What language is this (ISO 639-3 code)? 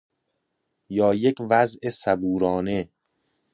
fas